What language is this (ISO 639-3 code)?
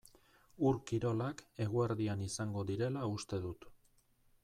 eus